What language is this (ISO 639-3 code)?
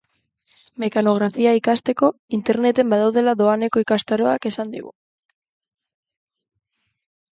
eus